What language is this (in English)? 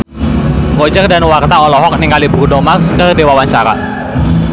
Sundanese